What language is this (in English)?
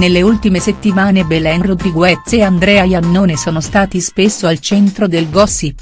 Italian